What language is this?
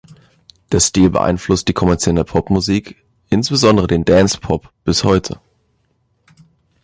German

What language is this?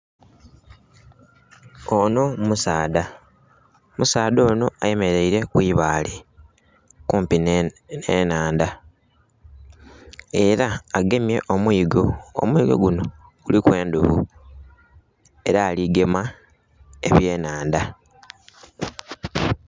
Soga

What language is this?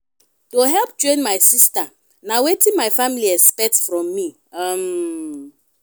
Nigerian Pidgin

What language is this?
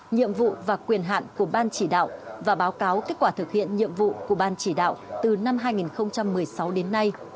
Vietnamese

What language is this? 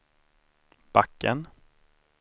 Swedish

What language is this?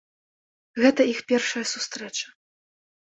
Belarusian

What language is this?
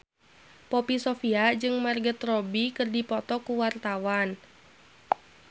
Sundanese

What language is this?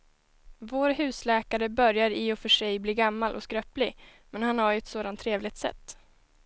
Swedish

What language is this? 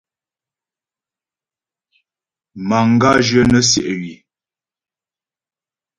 Ghomala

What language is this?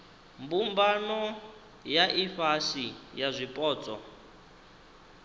Venda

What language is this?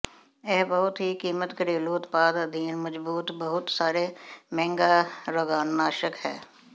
Punjabi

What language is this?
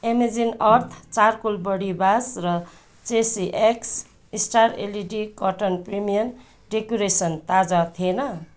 Nepali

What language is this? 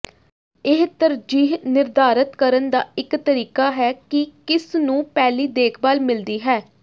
Punjabi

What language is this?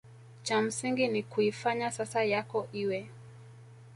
Swahili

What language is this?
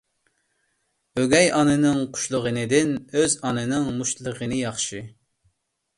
Uyghur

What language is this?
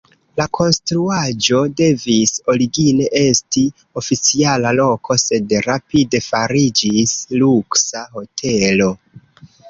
Esperanto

